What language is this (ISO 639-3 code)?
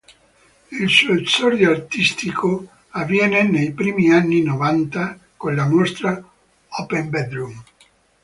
ita